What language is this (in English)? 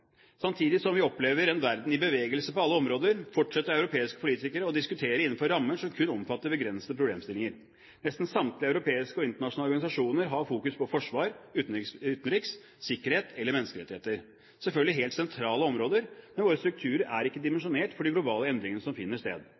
Norwegian Bokmål